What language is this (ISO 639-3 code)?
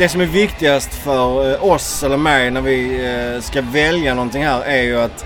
swe